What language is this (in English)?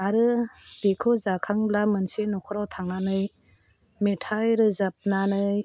Bodo